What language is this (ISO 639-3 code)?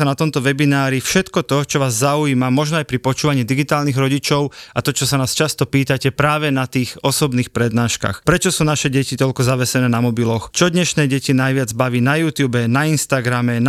slk